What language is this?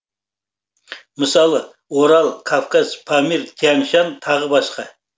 Kazakh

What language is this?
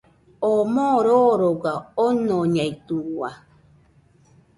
Nüpode Huitoto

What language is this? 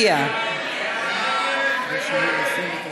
Hebrew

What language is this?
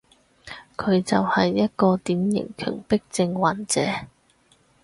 Cantonese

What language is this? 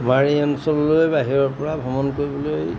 Assamese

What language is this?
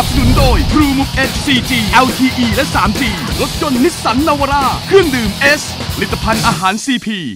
Thai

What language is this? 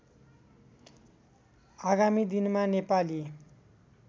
Nepali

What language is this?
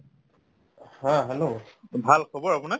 Assamese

